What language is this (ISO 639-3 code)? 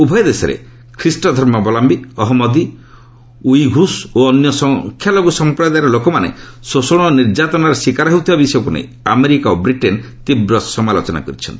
ori